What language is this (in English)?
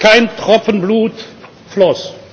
German